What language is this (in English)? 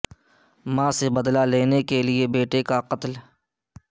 Urdu